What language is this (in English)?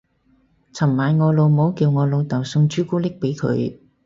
Cantonese